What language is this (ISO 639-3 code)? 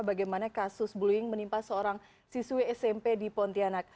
ind